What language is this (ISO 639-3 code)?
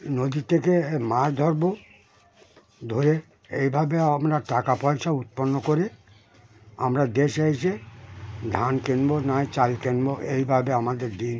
ben